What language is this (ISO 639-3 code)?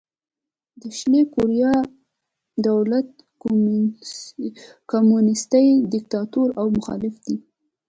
pus